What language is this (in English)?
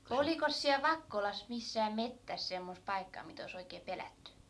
Finnish